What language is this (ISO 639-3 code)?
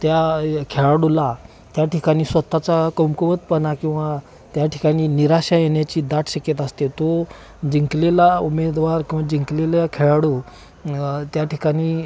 mar